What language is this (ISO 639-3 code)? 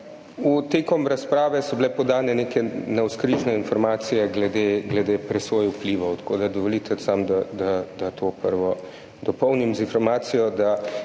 slv